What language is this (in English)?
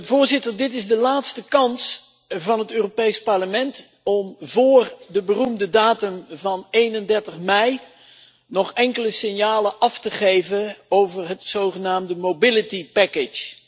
Dutch